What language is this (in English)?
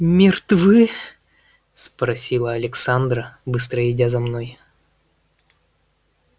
Russian